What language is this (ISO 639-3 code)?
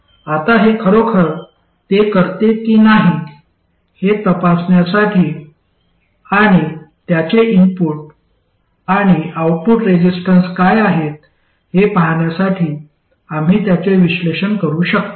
mar